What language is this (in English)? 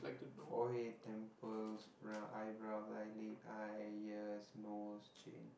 English